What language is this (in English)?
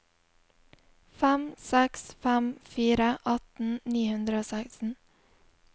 Norwegian